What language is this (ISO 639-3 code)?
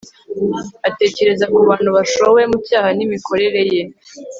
kin